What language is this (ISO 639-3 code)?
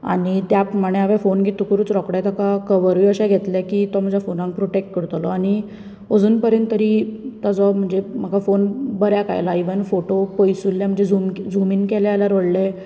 kok